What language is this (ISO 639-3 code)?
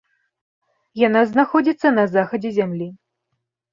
bel